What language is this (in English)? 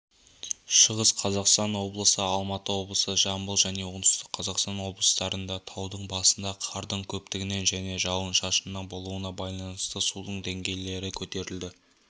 Kazakh